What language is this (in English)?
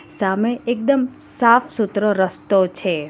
Gujarati